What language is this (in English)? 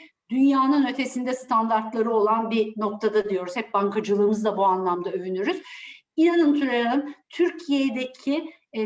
Turkish